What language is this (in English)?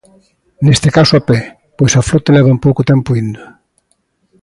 Galician